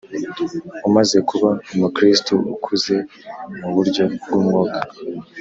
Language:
Kinyarwanda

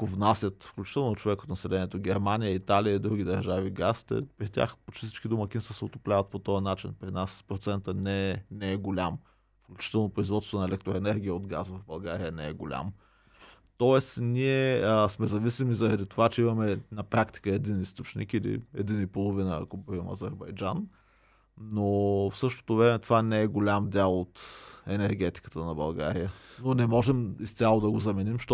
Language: Bulgarian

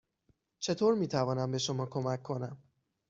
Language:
Persian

